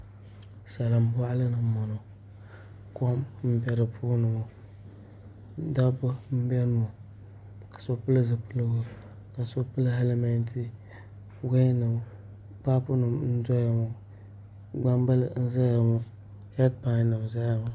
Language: Dagbani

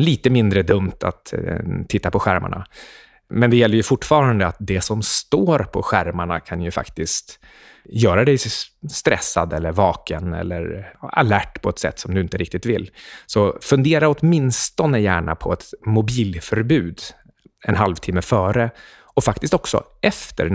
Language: Swedish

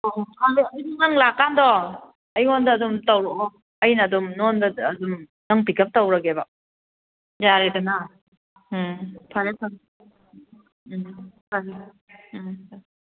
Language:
Manipuri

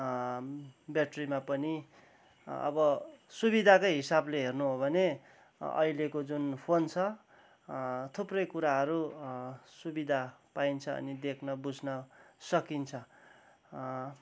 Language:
Nepali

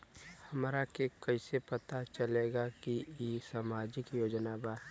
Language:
Bhojpuri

